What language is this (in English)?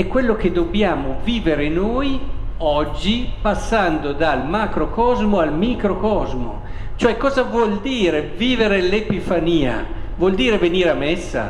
Italian